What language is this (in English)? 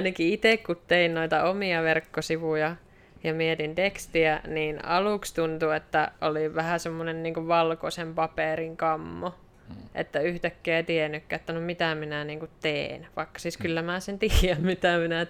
Finnish